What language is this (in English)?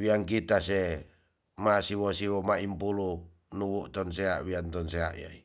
Tonsea